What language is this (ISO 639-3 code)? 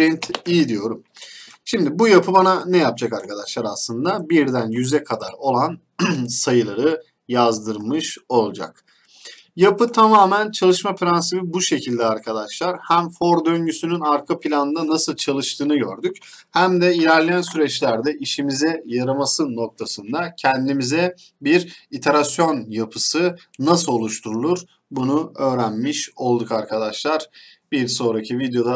tur